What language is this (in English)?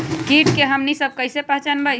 Magahi